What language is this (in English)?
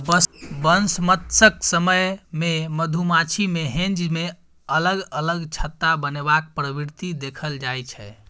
Maithili